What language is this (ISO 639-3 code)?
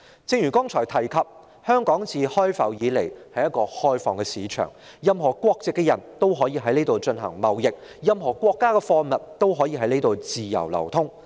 yue